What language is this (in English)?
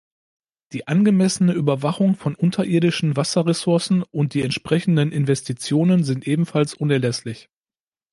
German